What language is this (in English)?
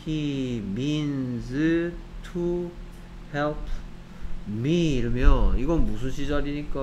Korean